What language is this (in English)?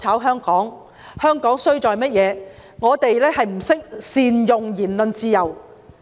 Cantonese